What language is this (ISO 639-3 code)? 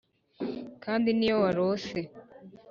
kin